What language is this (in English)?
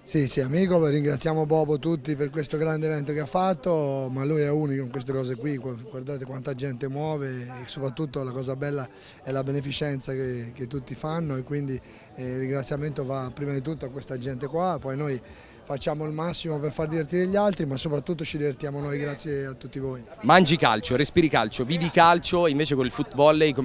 Italian